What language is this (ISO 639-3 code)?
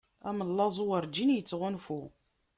kab